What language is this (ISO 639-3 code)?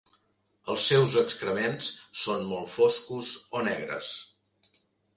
cat